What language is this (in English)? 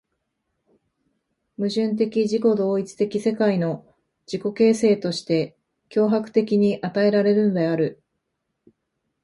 Japanese